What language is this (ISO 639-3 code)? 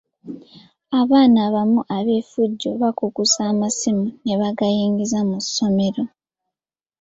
lug